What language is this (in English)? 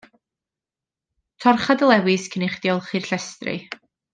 Welsh